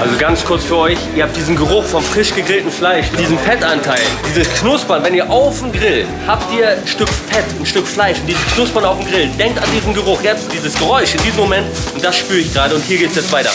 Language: German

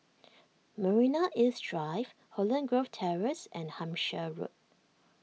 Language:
English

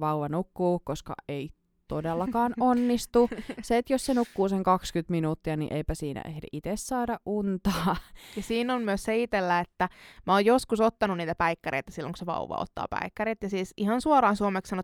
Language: Finnish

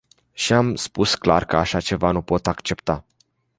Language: Romanian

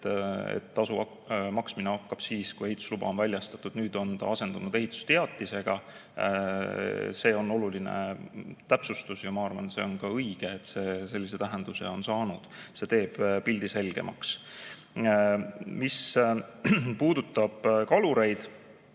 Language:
Estonian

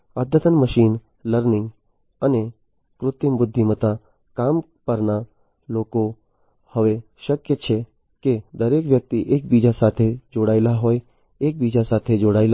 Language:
Gujarati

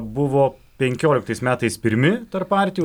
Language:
Lithuanian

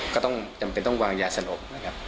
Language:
Thai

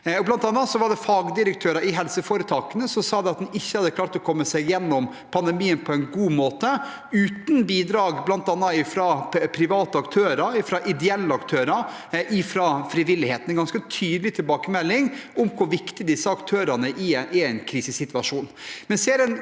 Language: Norwegian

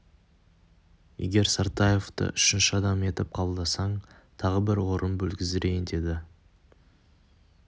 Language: Kazakh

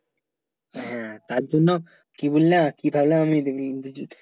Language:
Bangla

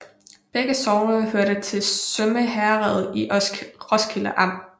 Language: Danish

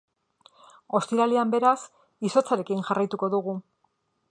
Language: Basque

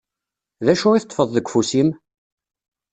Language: Kabyle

